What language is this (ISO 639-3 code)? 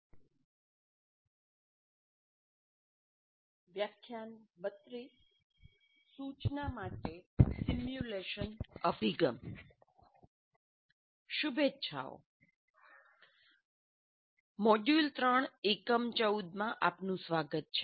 guj